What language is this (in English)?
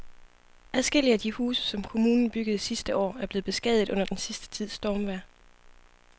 Danish